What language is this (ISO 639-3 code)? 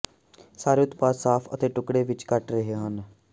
pan